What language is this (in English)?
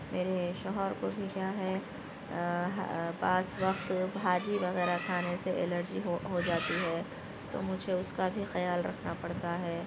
Urdu